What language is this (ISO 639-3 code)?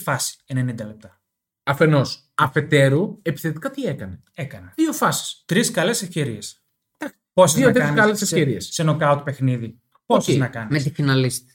ell